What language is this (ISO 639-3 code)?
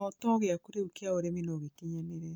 kik